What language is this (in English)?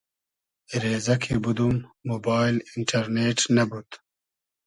Hazaragi